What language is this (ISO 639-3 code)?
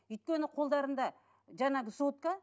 kaz